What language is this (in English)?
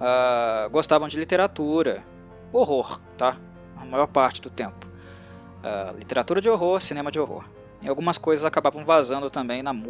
Portuguese